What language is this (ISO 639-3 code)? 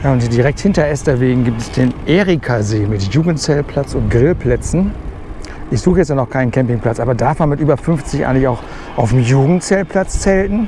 deu